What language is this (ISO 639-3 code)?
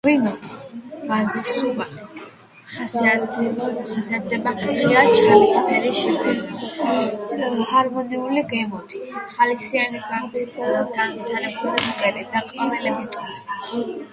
kat